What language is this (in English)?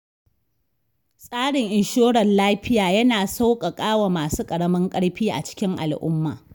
Hausa